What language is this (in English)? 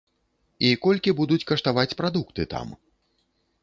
Belarusian